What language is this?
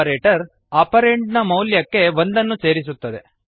Kannada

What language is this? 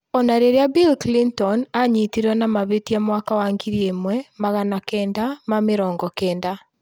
Kikuyu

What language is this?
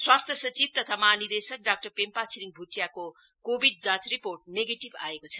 Nepali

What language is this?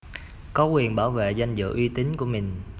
Vietnamese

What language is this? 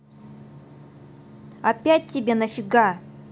Russian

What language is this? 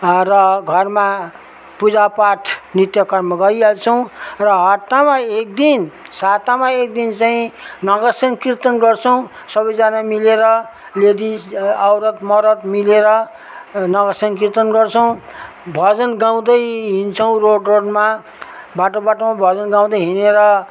Nepali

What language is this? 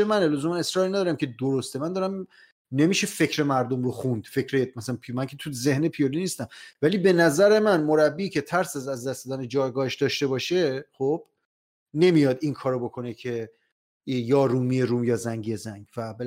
Persian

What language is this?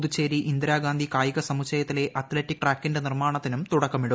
Malayalam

